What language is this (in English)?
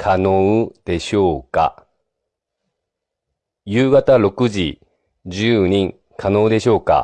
Japanese